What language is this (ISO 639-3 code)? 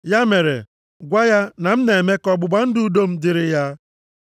ibo